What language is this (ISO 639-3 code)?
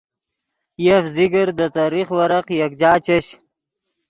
ydg